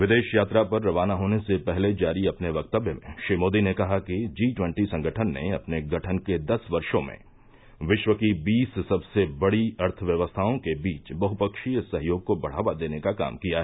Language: Hindi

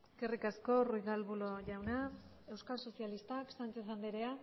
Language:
Basque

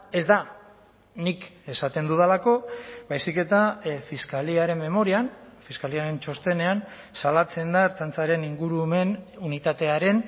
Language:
Basque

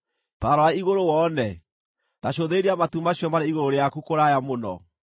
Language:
Kikuyu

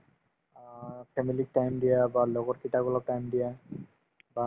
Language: Assamese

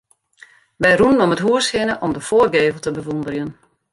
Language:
Western Frisian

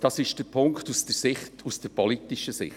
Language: Swiss German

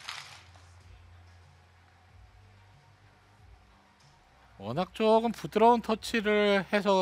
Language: Korean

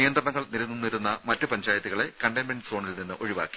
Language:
Malayalam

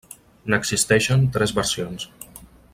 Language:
Catalan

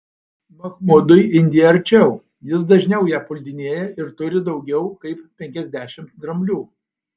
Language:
Lithuanian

